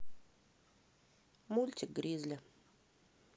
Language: Russian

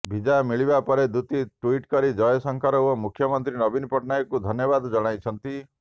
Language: Odia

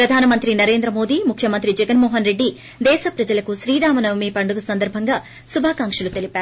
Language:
Telugu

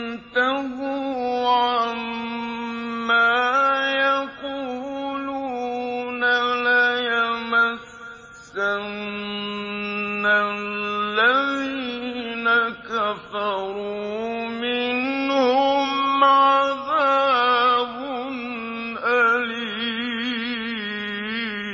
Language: Arabic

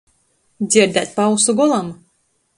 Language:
Latgalian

